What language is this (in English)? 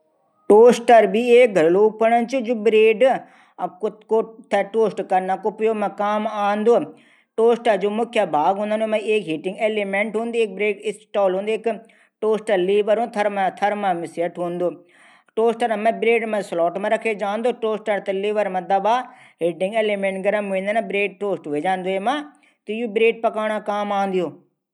Garhwali